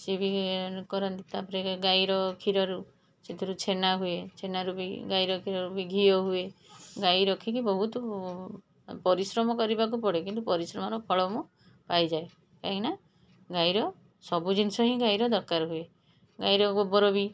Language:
Odia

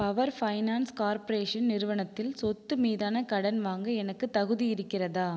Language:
Tamil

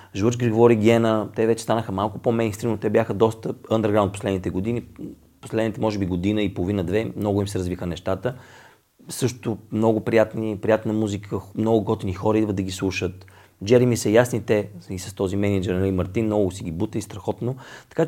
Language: Bulgarian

